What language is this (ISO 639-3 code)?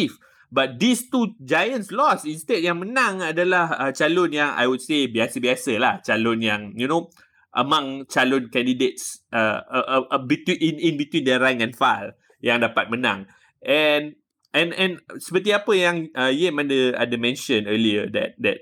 msa